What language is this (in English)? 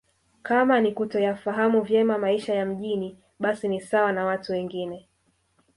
Swahili